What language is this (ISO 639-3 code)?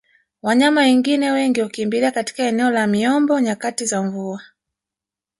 swa